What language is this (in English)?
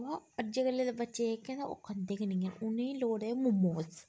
Dogri